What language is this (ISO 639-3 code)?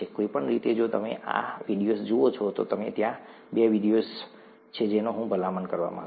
guj